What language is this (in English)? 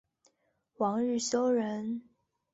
Chinese